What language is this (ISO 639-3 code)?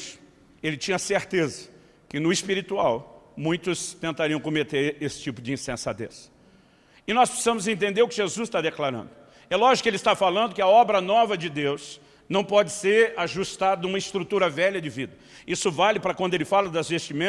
por